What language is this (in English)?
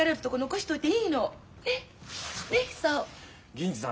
Japanese